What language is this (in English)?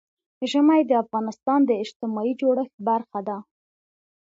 Pashto